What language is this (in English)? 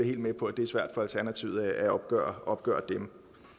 Danish